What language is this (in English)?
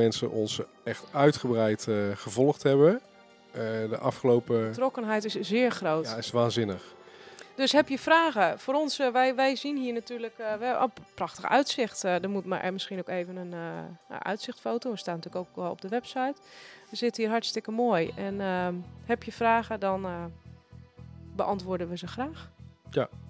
Dutch